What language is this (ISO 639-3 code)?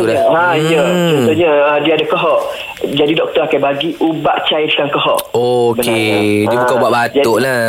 msa